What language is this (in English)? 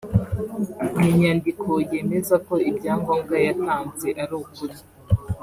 Kinyarwanda